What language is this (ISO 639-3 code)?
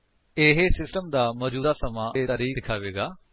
pan